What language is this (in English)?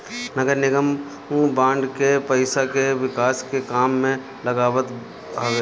Bhojpuri